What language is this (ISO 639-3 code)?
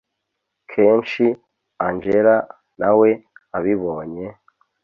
kin